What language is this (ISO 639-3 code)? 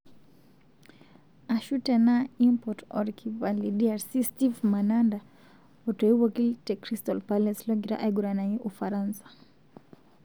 mas